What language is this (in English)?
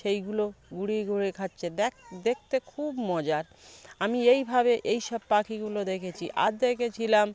Bangla